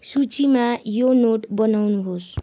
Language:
Nepali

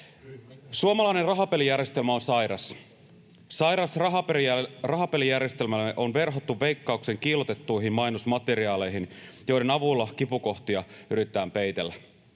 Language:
Finnish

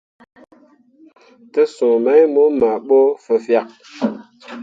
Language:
Mundang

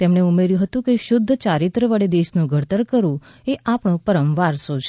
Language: Gujarati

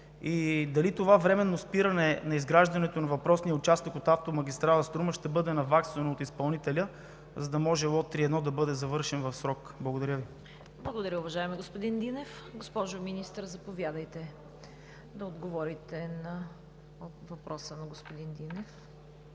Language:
Bulgarian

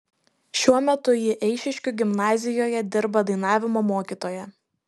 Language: Lithuanian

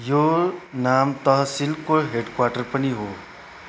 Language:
Nepali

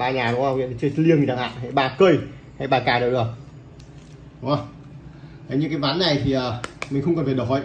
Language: Vietnamese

